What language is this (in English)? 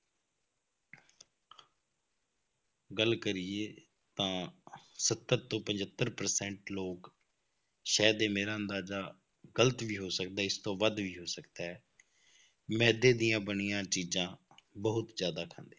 Punjabi